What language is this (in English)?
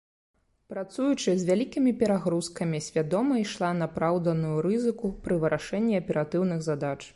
Belarusian